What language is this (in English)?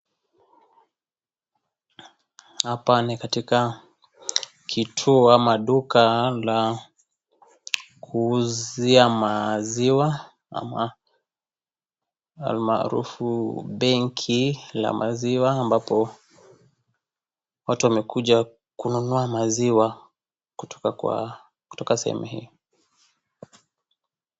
Swahili